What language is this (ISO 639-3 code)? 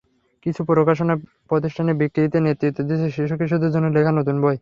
ben